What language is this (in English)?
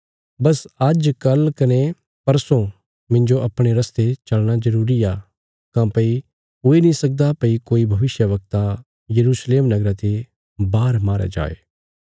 Bilaspuri